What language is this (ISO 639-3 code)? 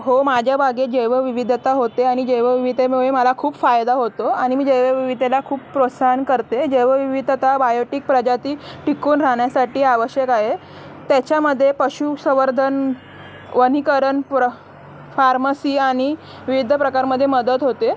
mar